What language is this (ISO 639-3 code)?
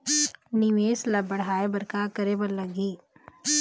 hne